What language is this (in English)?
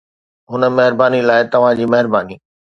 Sindhi